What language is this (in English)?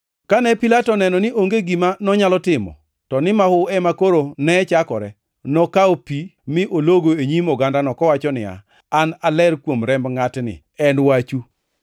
Luo (Kenya and Tanzania)